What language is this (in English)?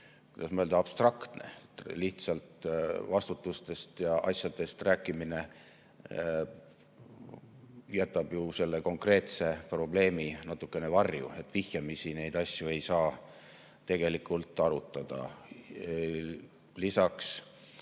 Estonian